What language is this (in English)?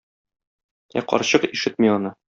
Tatar